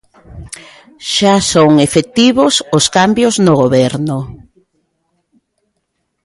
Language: Galician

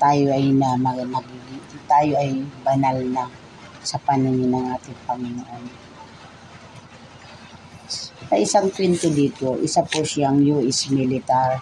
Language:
Filipino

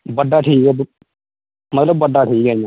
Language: Dogri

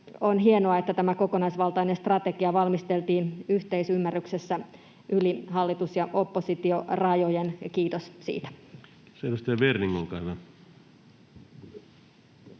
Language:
Finnish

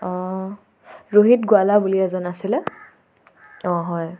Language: Assamese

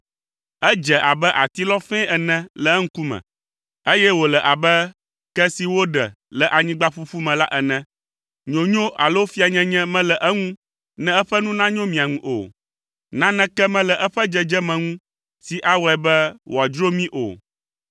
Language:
Ewe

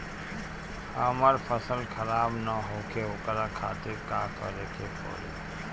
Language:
Bhojpuri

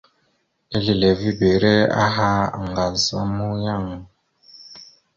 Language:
Mada (Cameroon)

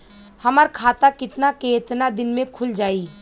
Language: Bhojpuri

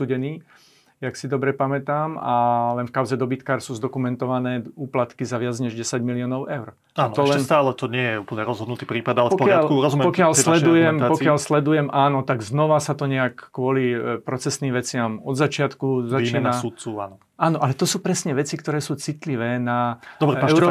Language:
Slovak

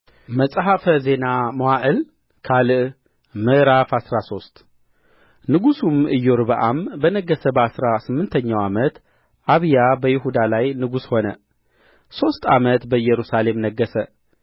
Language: Amharic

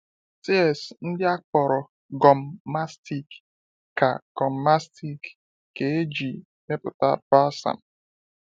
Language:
Igbo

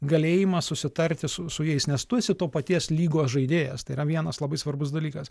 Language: Lithuanian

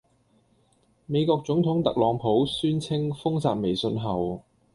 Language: Cantonese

